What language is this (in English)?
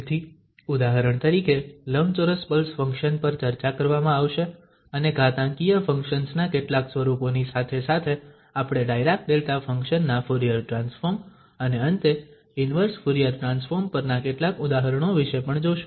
Gujarati